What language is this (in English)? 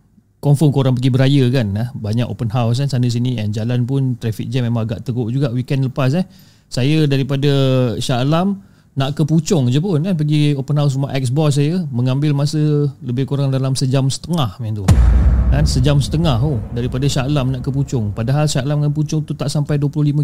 Malay